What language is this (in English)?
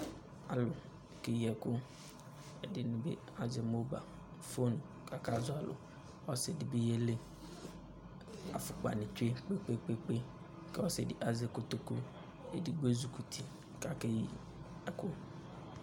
Ikposo